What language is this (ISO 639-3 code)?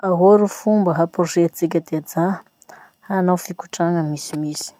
msh